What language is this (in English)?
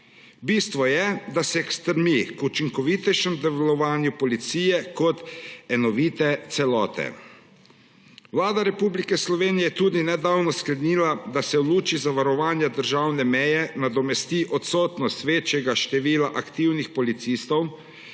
Slovenian